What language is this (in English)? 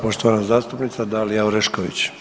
Croatian